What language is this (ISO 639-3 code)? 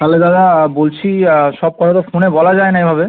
ben